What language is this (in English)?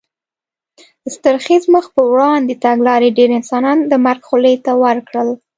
Pashto